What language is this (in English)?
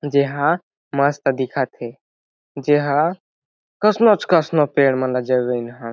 Chhattisgarhi